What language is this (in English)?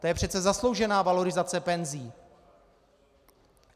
Czech